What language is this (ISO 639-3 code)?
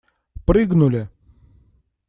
rus